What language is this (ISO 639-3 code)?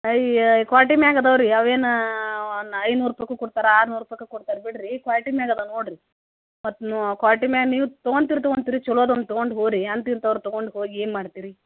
kan